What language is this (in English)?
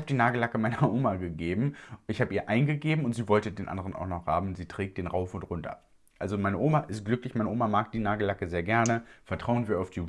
German